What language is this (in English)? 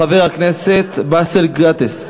Hebrew